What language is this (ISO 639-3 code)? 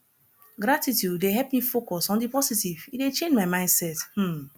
pcm